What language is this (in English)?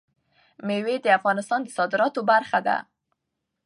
Pashto